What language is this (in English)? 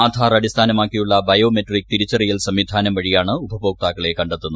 Malayalam